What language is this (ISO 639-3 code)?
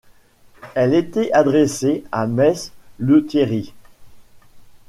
fra